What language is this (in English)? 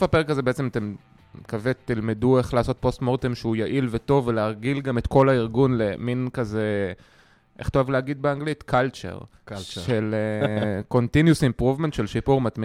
Hebrew